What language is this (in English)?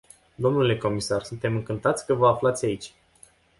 Romanian